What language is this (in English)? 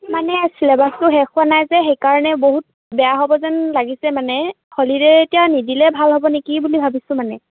Assamese